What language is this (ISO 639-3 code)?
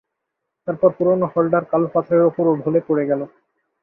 ben